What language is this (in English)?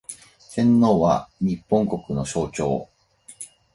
Japanese